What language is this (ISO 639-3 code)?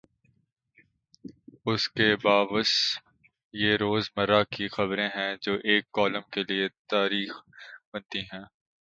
urd